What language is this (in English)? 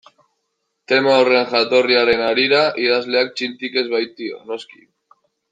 Basque